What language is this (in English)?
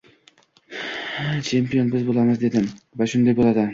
Uzbek